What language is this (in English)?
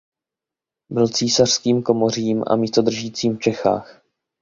Czech